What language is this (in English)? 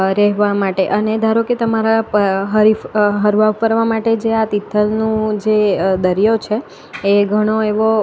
Gujarati